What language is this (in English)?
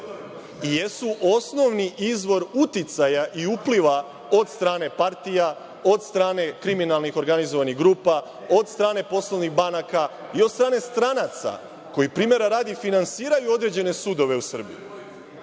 Serbian